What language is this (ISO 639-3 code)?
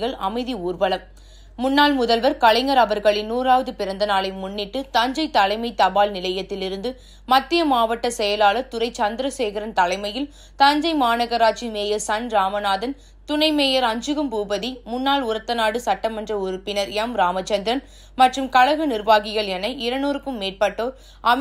ara